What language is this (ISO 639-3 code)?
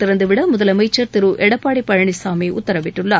tam